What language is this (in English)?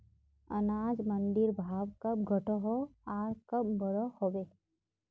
Magahi